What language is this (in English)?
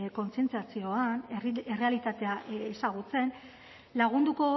Basque